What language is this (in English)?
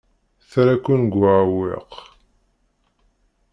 Kabyle